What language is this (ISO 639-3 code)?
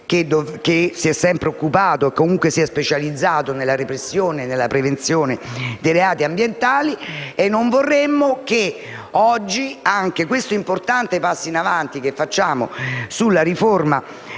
ita